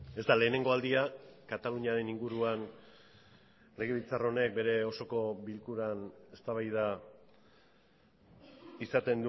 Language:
Basque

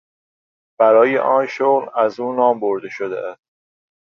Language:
Persian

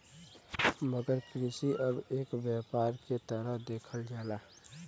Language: Bhojpuri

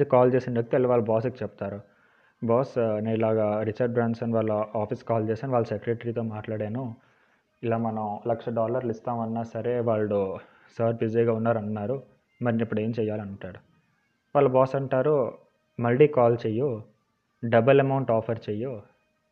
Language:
Telugu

